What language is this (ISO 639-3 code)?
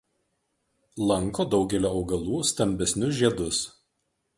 lit